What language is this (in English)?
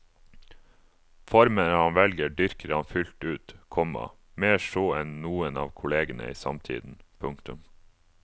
Norwegian